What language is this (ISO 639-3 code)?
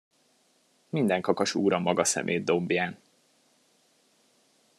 hun